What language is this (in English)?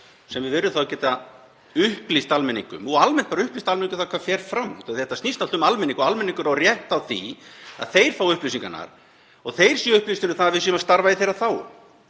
Icelandic